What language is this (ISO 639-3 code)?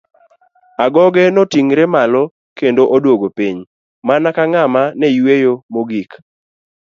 luo